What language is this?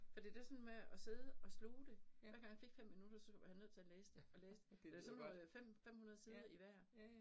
Danish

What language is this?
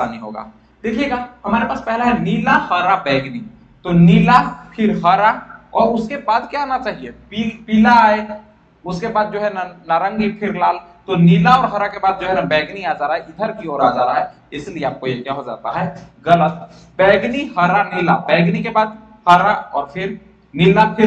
Hindi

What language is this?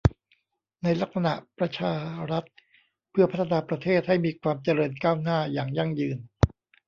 Thai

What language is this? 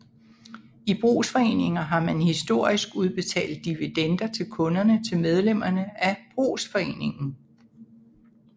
Danish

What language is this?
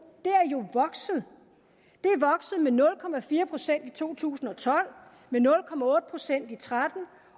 Danish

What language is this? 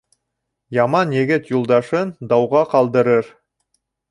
Bashkir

